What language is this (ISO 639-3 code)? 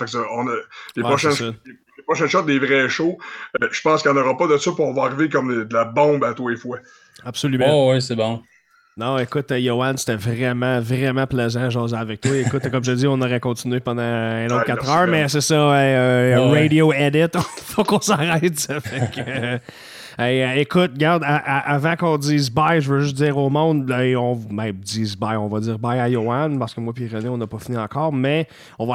fra